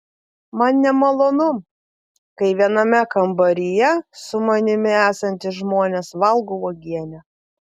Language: Lithuanian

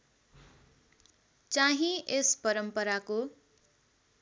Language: Nepali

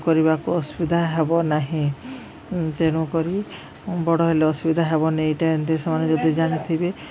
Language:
Odia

